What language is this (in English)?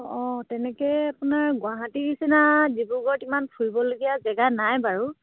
Assamese